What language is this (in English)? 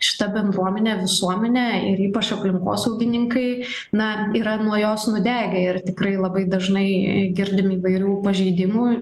Lithuanian